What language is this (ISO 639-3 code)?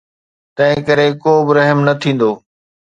snd